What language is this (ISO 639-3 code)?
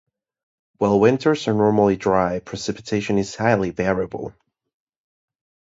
eng